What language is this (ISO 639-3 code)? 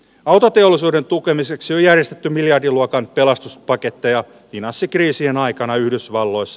fin